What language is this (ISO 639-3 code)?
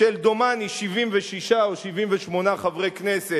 heb